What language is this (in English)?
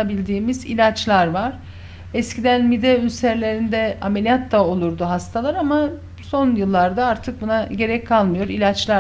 Turkish